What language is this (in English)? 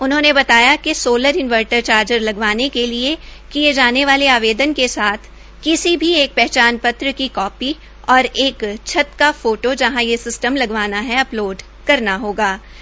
Hindi